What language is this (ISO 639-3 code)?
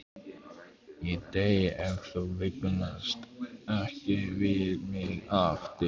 isl